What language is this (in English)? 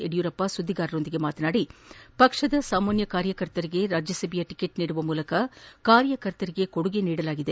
Kannada